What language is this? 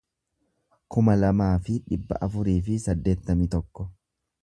Oromo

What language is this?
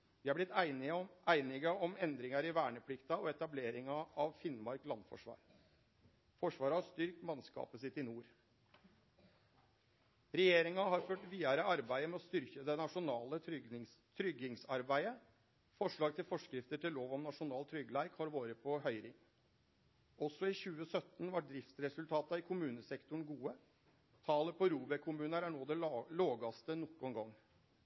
Norwegian Nynorsk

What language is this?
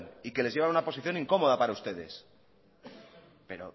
Spanish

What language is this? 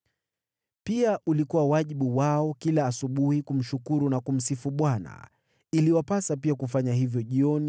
Swahili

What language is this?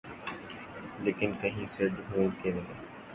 Urdu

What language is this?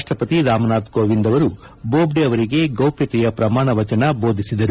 Kannada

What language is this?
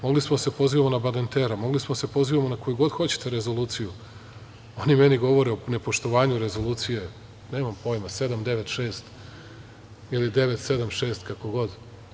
Serbian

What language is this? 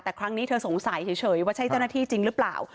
Thai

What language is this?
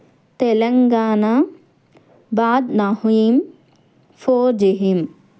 Telugu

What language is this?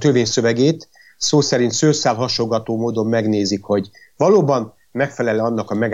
Hungarian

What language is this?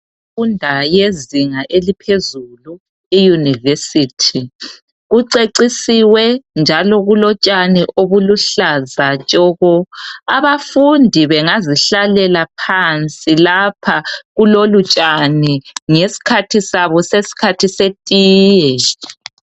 North Ndebele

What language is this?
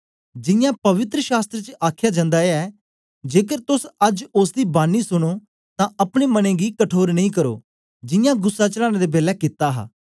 Dogri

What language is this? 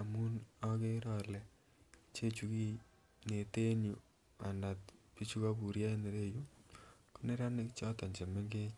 Kalenjin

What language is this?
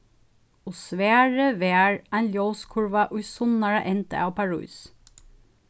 Faroese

